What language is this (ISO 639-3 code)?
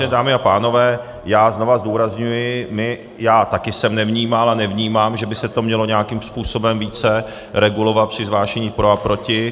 ces